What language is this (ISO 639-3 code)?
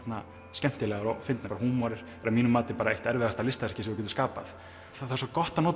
isl